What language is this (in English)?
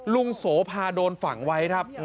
Thai